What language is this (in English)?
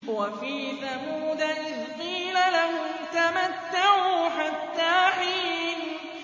Arabic